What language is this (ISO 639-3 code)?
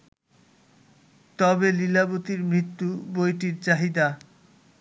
ben